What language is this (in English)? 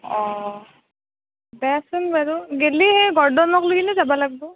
Assamese